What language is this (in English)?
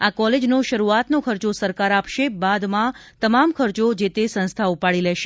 Gujarati